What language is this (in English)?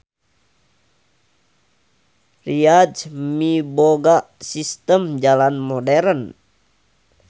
Sundanese